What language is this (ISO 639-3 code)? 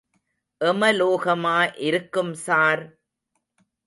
tam